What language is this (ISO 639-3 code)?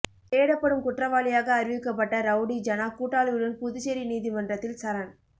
tam